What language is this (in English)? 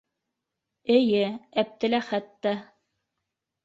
Bashkir